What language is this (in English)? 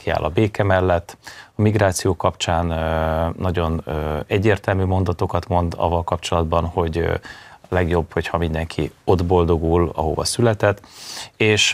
Hungarian